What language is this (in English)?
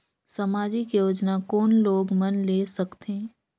Chhattisgarhi